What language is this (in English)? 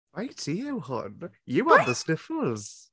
Welsh